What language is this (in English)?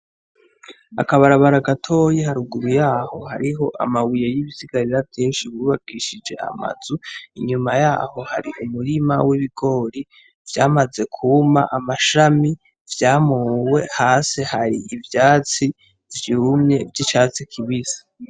Rundi